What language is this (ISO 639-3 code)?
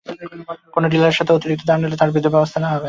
ben